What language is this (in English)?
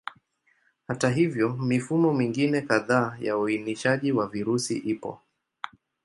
Swahili